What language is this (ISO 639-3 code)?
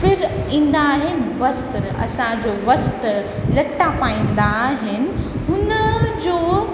snd